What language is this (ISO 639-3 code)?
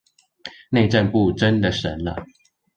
zho